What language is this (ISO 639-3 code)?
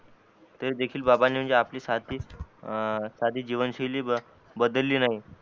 mar